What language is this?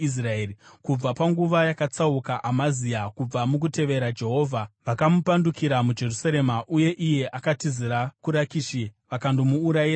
Shona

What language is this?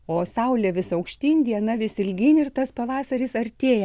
Lithuanian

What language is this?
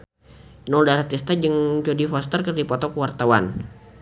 Sundanese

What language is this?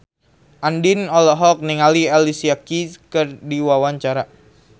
Sundanese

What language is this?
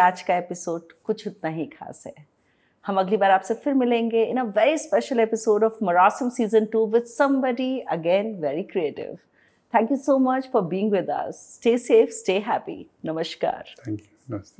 Hindi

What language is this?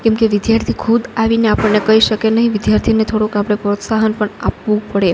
Gujarati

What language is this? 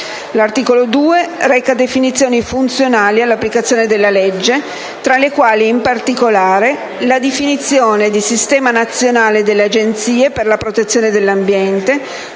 Italian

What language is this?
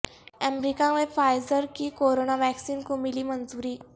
Urdu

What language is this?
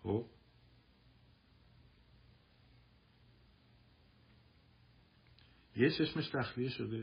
Persian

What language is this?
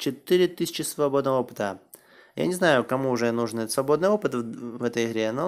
Russian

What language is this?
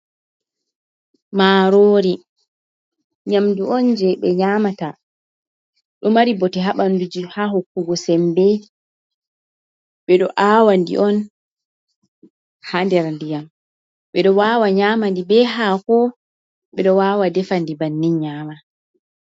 Fula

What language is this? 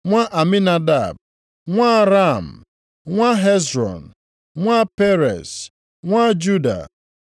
Igbo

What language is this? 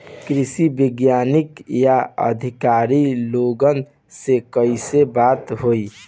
Bhojpuri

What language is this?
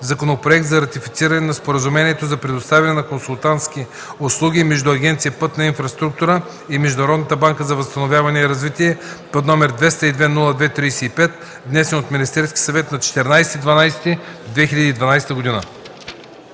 Bulgarian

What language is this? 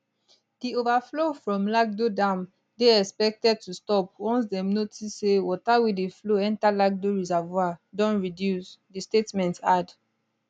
Nigerian Pidgin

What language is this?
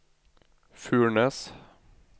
Norwegian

